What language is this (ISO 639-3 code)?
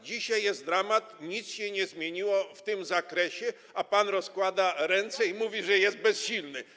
pol